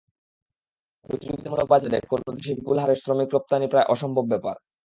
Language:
Bangla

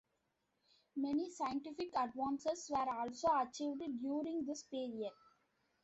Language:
English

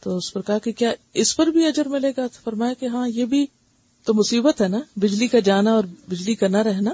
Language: Urdu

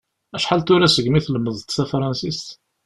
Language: Kabyle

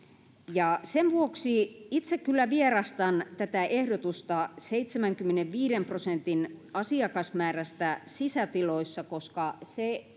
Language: Finnish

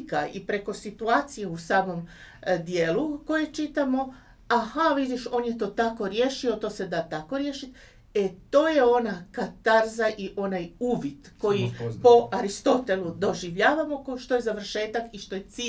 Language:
Croatian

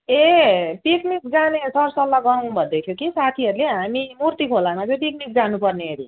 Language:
Nepali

